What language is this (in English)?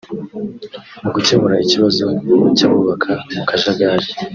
Kinyarwanda